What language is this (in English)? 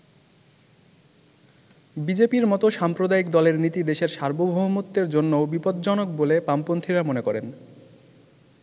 Bangla